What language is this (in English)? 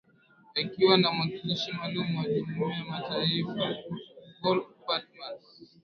Swahili